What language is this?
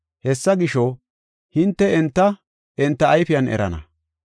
Gofa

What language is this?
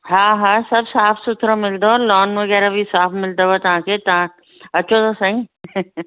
Sindhi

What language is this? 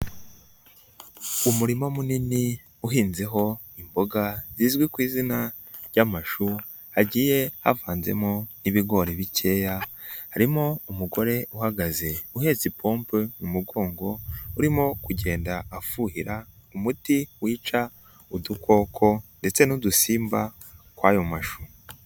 Kinyarwanda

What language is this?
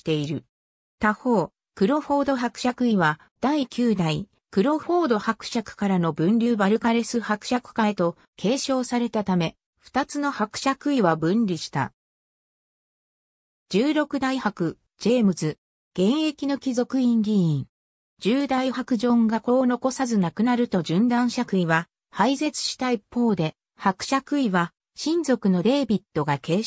Japanese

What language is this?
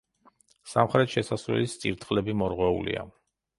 Georgian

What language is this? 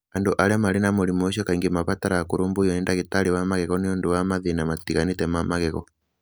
Kikuyu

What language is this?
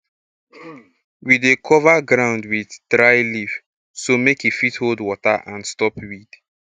Nigerian Pidgin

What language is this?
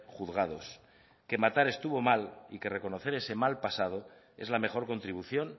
Spanish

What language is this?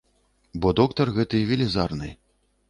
Belarusian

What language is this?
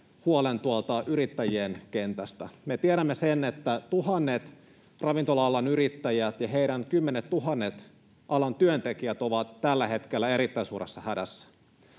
Finnish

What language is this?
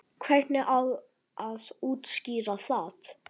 Icelandic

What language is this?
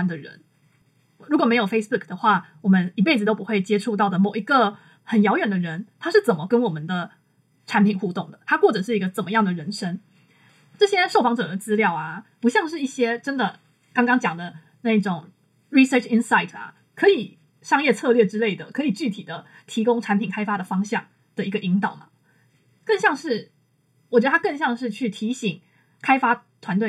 Chinese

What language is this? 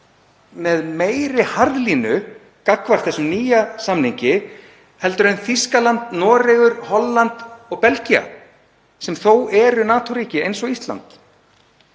Icelandic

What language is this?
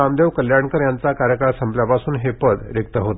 Marathi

